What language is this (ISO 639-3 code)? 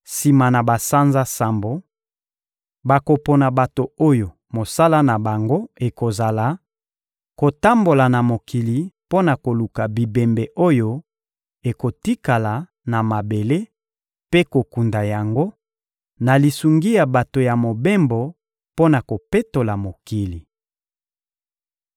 lin